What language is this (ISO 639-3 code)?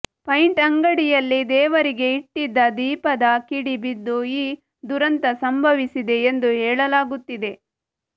kan